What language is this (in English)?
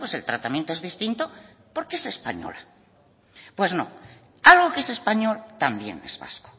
Spanish